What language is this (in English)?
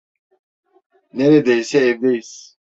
Turkish